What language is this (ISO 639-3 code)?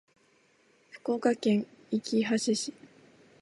jpn